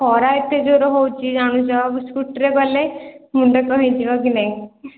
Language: Odia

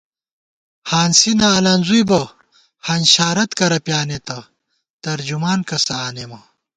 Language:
Gawar-Bati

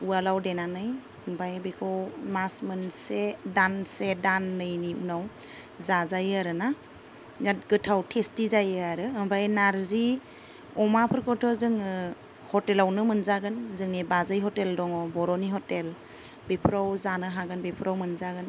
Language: Bodo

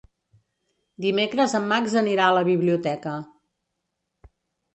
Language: Catalan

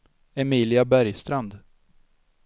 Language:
Swedish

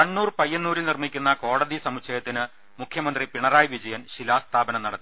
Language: Malayalam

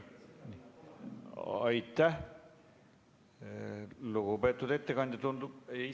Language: Estonian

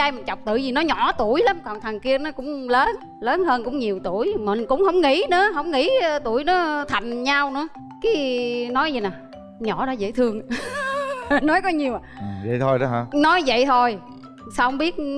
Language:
Vietnamese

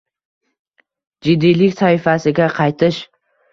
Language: Uzbek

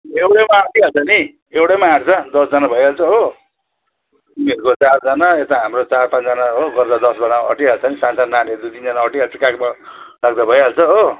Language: Nepali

